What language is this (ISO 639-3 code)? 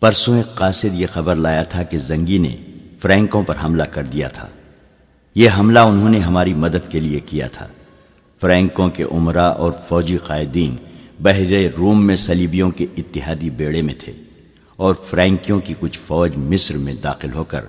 urd